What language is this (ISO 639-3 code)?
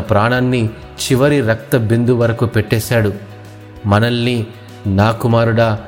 tel